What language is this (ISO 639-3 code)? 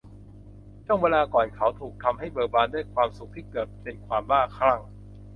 tha